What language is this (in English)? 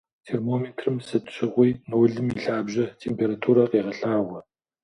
Kabardian